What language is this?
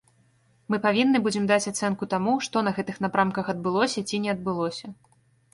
Belarusian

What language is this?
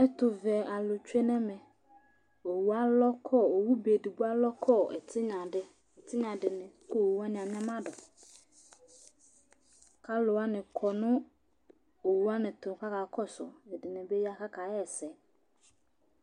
Ikposo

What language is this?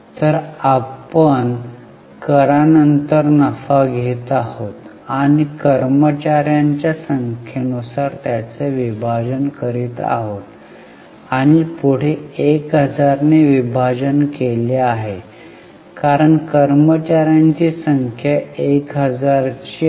Marathi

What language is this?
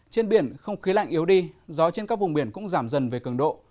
Vietnamese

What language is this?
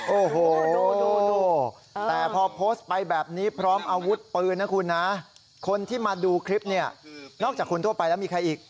Thai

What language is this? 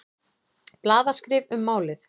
Icelandic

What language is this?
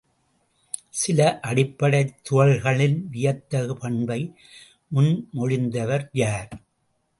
Tamil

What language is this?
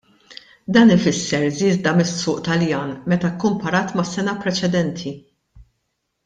Maltese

